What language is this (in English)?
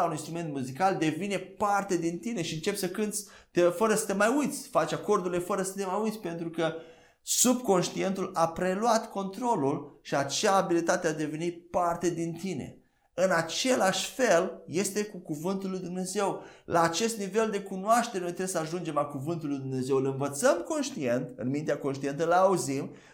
Romanian